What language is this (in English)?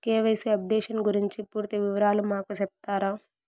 Telugu